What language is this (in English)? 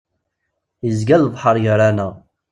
Kabyle